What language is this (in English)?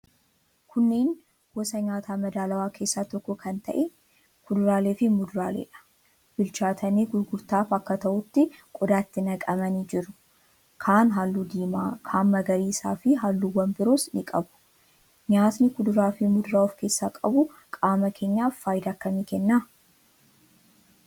Oromo